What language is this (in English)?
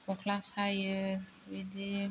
Bodo